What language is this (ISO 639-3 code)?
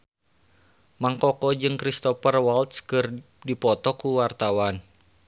sun